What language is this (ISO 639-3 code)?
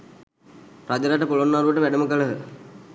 sin